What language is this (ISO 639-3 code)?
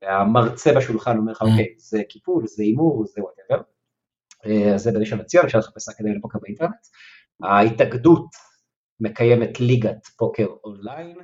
heb